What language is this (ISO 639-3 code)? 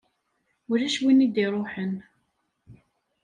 kab